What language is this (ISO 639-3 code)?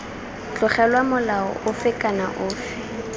tsn